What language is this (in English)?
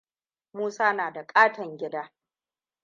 Hausa